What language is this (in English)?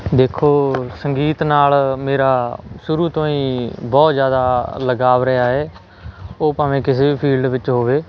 Punjabi